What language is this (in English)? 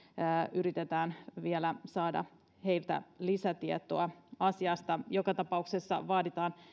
Finnish